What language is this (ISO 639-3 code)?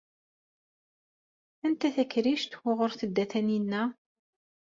kab